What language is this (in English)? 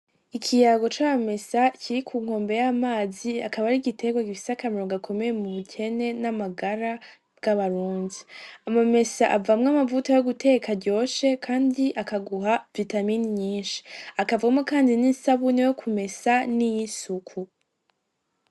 Rundi